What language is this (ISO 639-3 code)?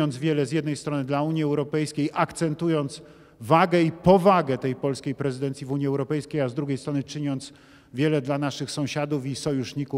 pol